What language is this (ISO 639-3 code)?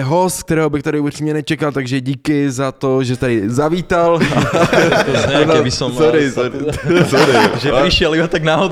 ces